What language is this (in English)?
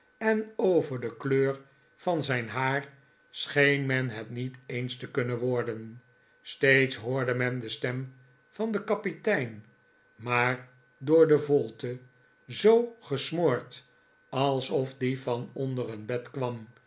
Dutch